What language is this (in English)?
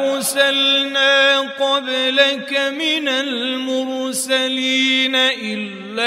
Arabic